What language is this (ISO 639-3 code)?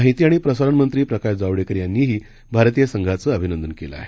mar